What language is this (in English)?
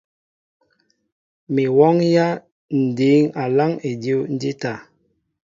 Mbo (Cameroon)